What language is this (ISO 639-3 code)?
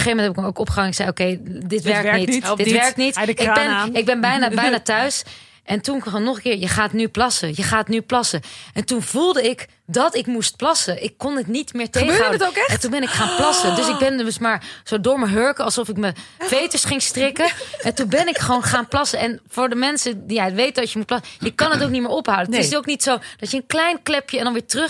nld